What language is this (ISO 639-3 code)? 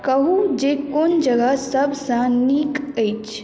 mai